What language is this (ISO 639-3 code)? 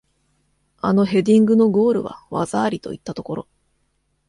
jpn